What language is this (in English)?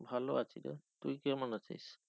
Bangla